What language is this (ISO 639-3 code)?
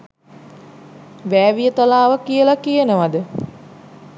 sin